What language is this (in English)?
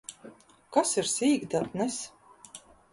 Latvian